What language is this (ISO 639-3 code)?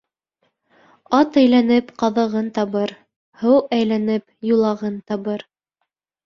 bak